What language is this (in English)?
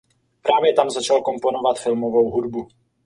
Czech